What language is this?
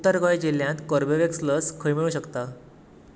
Konkani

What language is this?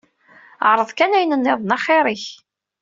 Kabyle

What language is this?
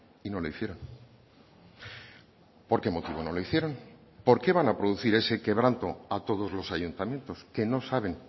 Spanish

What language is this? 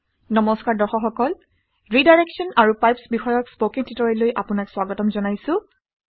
Assamese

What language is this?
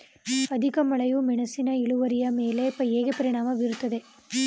Kannada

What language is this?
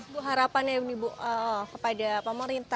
Indonesian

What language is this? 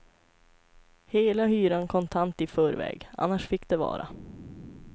Swedish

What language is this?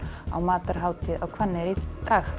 Icelandic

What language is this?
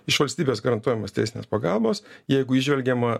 Lithuanian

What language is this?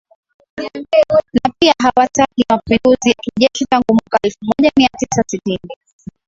Swahili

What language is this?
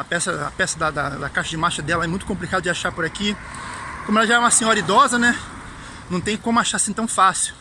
Portuguese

